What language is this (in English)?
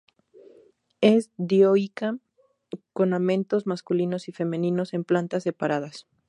Spanish